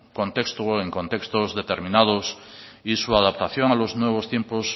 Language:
Spanish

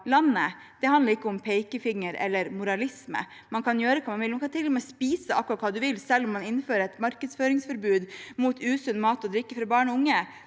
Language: Norwegian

